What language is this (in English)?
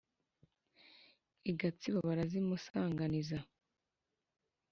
Kinyarwanda